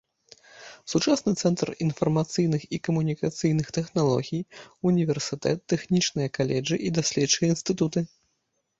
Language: Belarusian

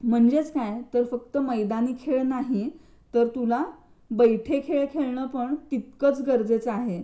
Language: Marathi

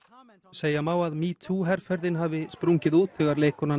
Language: Icelandic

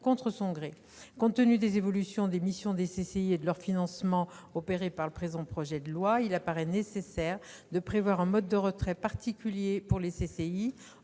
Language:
French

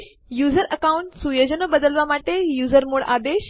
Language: Gujarati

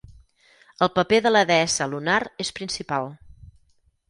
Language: Catalan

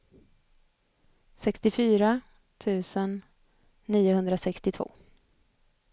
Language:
Swedish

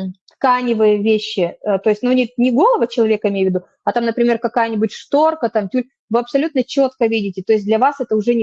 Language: Russian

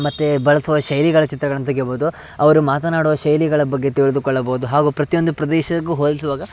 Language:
Kannada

